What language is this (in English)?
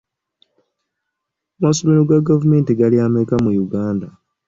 Ganda